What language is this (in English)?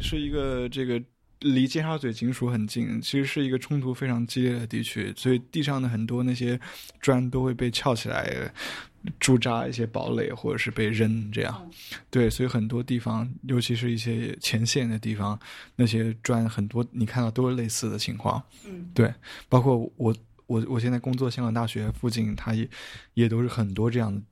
Chinese